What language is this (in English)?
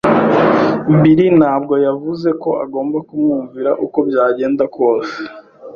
Kinyarwanda